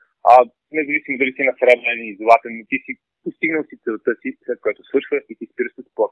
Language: Bulgarian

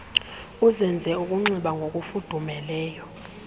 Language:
Xhosa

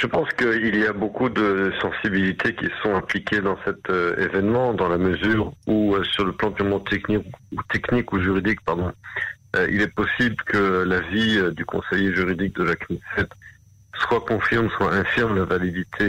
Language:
French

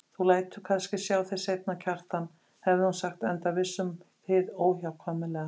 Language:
Icelandic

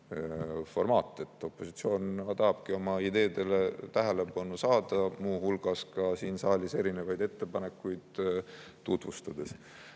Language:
Estonian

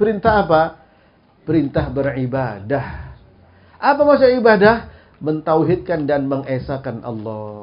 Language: Indonesian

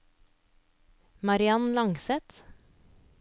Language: Norwegian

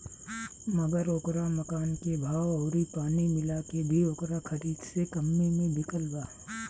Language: Bhojpuri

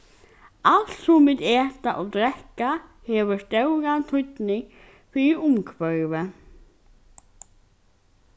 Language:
Faroese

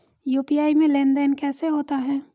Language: Hindi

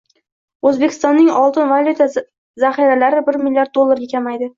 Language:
Uzbek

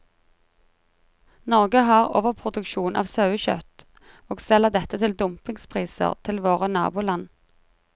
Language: Norwegian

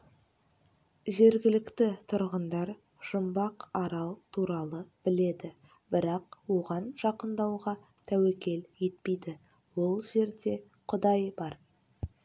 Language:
Kazakh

